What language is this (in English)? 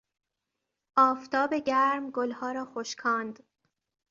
Persian